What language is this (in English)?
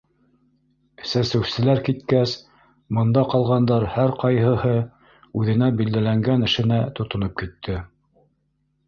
Bashkir